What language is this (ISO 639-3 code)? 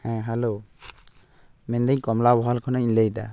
sat